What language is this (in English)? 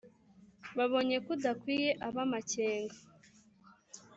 Kinyarwanda